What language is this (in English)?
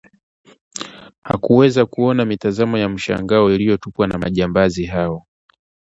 Swahili